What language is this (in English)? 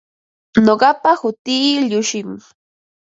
Ambo-Pasco Quechua